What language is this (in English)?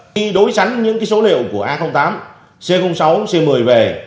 Vietnamese